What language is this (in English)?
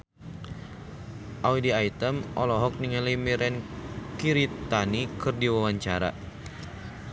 Sundanese